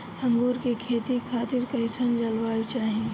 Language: Bhojpuri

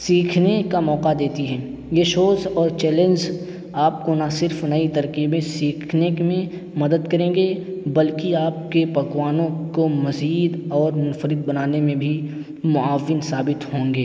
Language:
Urdu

